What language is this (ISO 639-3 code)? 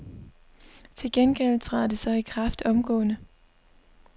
dan